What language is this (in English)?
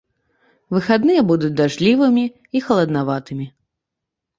Belarusian